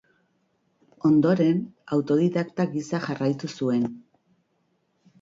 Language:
Basque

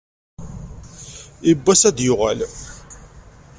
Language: Kabyle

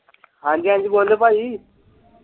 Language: Punjabi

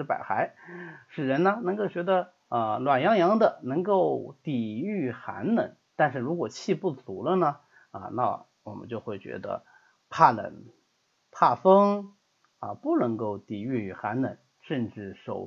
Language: Chinese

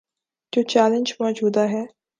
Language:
Urdu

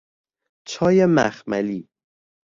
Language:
Persian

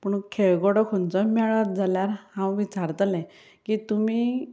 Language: Konkani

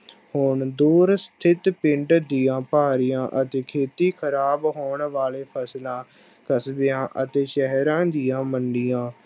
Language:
Punjabi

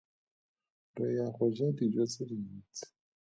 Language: Tswana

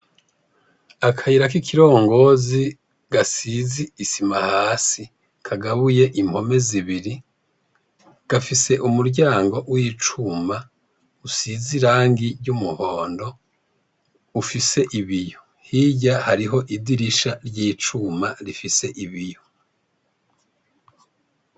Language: Rundi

